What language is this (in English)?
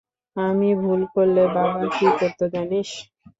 Bangla